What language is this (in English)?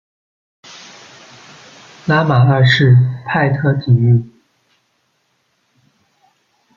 Chinese